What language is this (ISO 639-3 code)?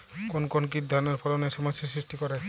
ben